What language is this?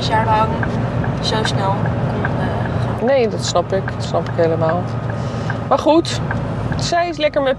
Dutch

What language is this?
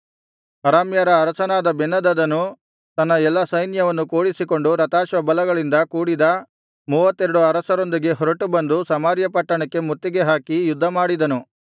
Kannada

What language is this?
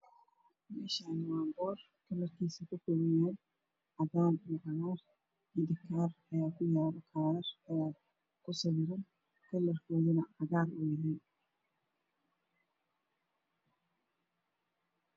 Somali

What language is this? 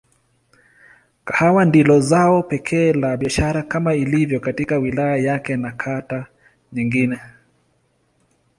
Swahili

